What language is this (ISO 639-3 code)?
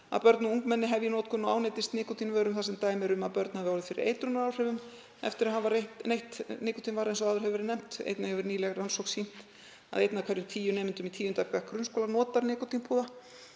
isl